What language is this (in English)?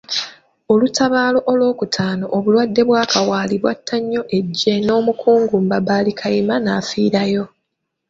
Ganda